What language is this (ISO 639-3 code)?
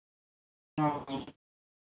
sat